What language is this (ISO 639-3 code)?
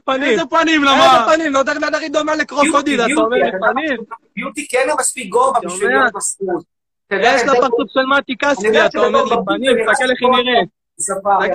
heb